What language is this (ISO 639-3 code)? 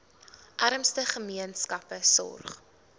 afr